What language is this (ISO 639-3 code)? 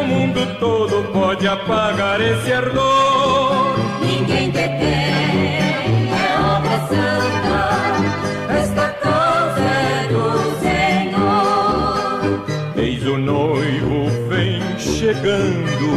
por